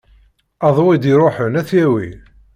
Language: Kabyle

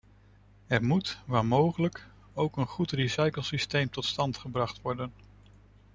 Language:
Dutch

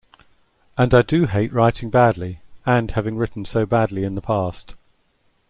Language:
English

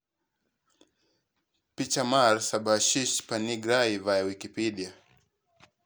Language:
Luo (Kenya and Tanzania)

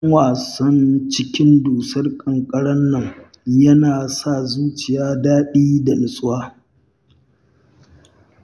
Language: Hausa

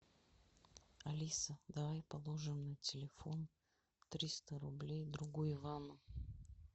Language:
Russian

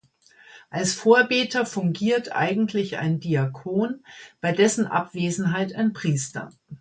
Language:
German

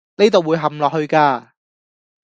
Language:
Cantonese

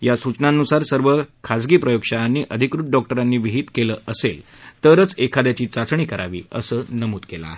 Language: Marathi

